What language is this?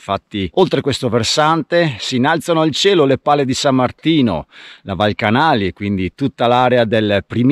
Italian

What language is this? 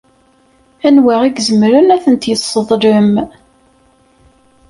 Kabyle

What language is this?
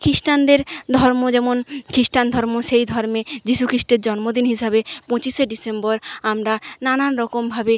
Bangla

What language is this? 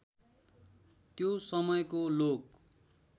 Nepali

